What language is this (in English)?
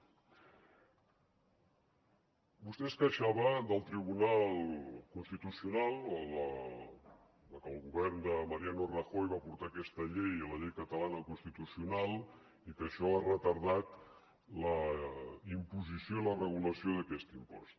Catalan